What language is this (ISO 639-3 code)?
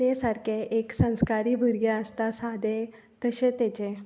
kok